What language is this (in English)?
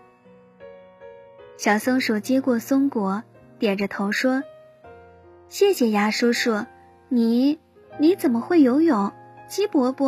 Chinese